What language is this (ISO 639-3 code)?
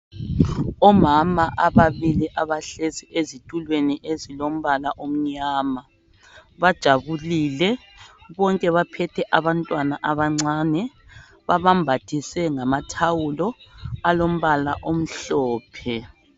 nde